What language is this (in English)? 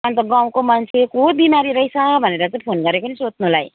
Nepali